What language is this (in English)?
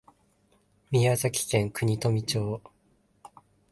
Japanese